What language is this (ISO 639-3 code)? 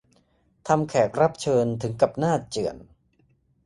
tha